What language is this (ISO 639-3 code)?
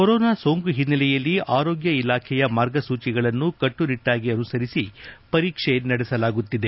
kan